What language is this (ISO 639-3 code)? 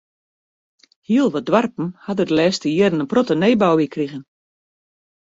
fry